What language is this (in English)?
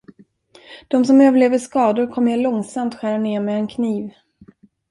Swedish